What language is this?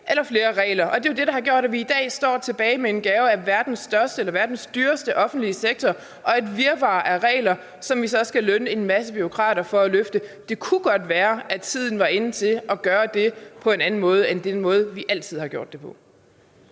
Danish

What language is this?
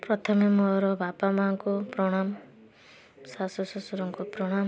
Odia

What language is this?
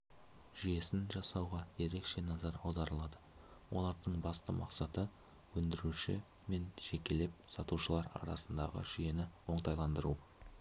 Kazakh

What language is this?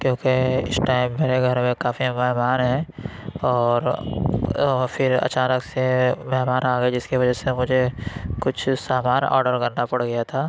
Urdu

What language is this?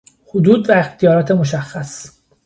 Persian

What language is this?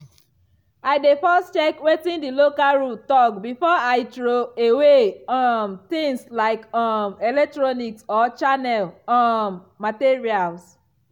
Nigerian Pidgin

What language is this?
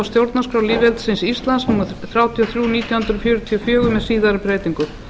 Icelandic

